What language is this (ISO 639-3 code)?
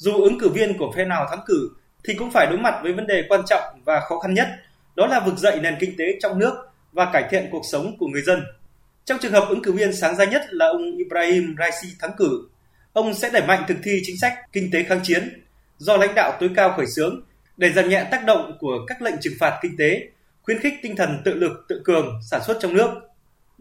vie